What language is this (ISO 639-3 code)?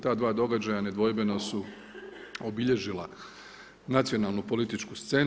hrv